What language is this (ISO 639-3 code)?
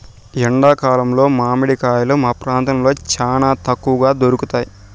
tel